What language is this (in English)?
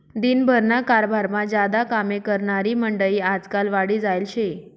Marathi